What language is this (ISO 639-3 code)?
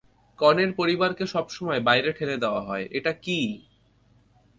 ben